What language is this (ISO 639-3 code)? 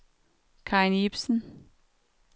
dan